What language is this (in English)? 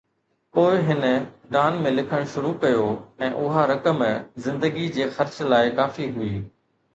Sindhi